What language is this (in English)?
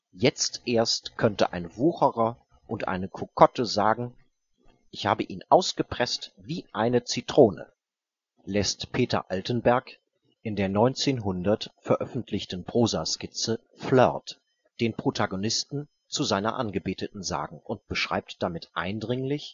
German